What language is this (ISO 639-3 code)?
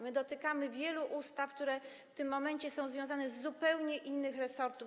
pol